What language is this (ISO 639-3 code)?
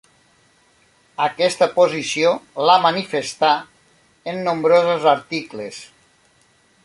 cat